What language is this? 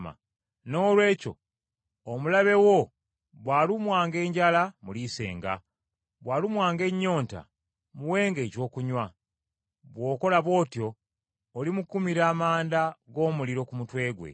Ganda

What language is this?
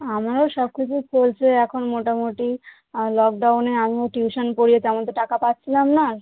Bangla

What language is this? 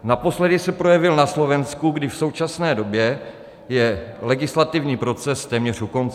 Czech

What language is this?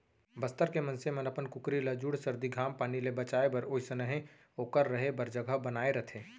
Chhattisgarhi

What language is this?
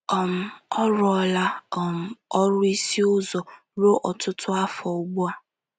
Igbo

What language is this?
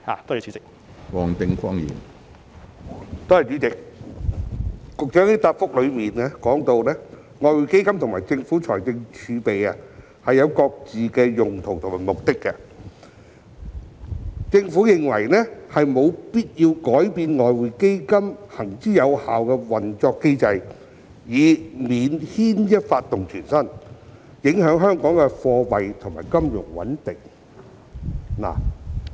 Cantonese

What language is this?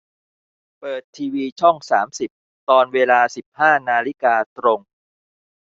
Thai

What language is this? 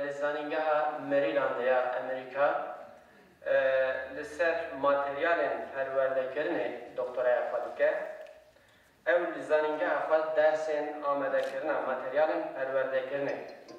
Turkish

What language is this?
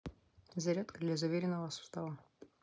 Russian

